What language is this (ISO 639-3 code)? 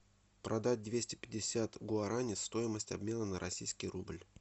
rus